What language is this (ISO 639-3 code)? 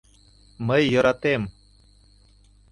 chm